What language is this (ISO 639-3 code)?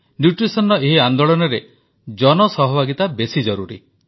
ori